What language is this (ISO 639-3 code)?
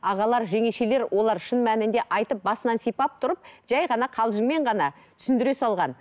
kaz